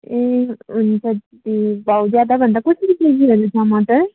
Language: Nepali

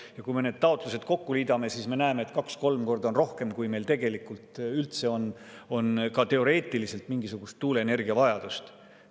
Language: Estonian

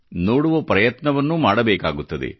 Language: Kannada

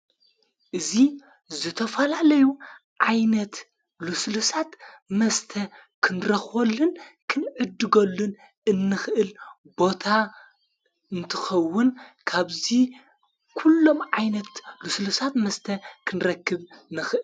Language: Tigrinya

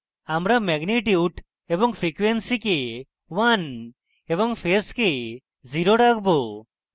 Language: Bangla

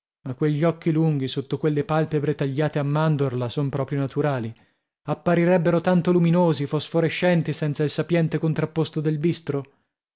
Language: Italian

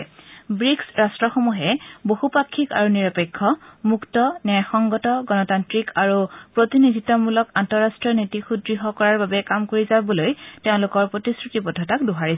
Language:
Assamese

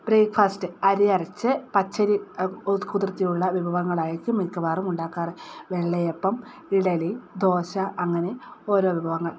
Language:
Malayalam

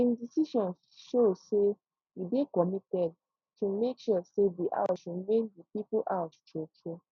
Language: Nigerian Pidgin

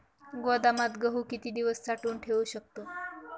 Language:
Marathi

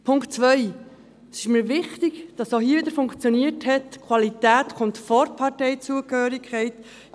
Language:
Swiss German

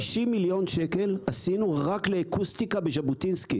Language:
Hebrew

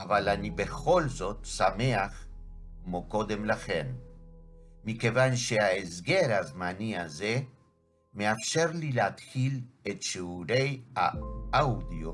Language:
Hebrew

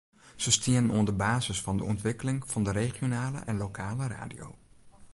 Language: Western Frisian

